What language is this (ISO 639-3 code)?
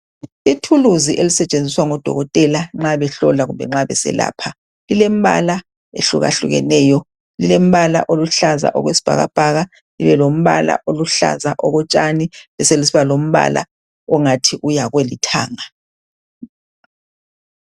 nde